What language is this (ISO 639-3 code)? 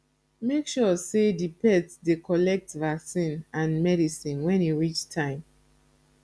pcm